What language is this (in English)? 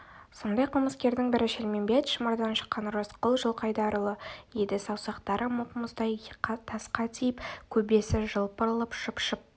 Kazakh